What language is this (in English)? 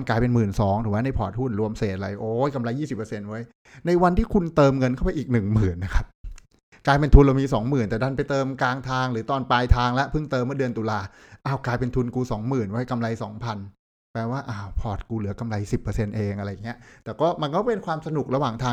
Thai